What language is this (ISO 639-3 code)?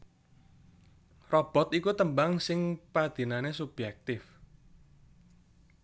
jav